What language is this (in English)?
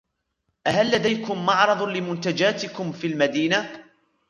Arabic